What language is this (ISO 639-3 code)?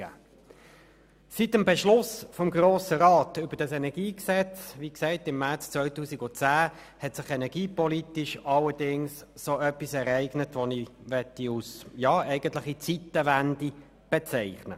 gsw